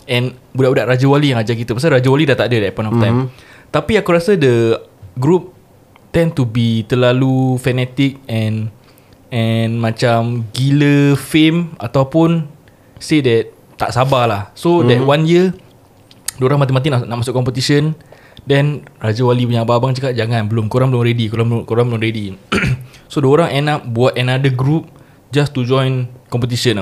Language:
Malay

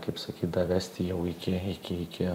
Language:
Lithuanian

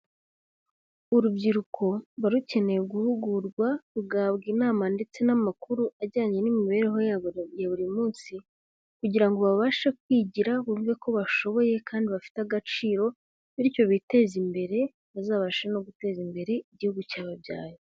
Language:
Kinyarwanda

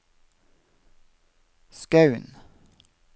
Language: Norwegian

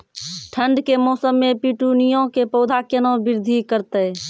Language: Maithili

